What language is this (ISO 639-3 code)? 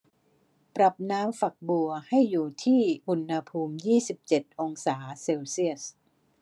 tha